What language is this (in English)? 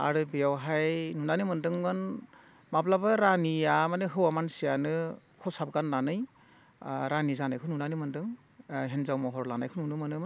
Bodo